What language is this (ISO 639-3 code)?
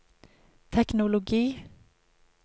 nor